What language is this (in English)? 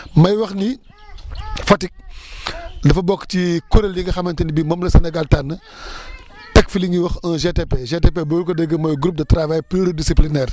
Wolof